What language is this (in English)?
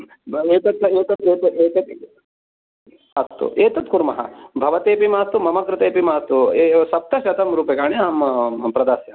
Sanskrit